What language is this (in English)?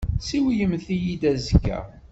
Kabyle